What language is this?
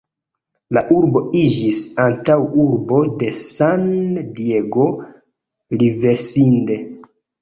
Esperanto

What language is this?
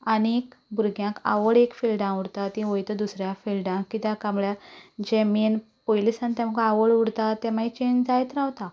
Konkani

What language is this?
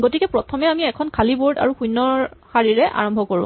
Assamese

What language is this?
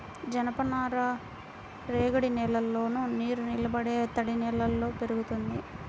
Telugu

